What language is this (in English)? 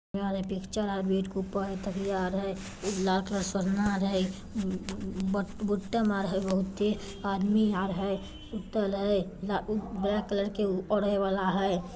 Magahi